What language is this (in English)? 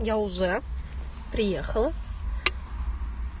Russian